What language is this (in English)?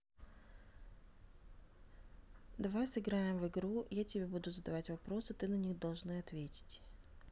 Russian